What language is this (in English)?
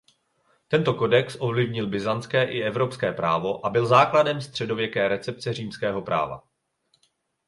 Czech